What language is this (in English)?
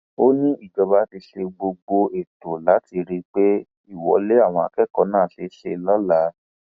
Yoruba